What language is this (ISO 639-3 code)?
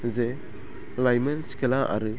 brx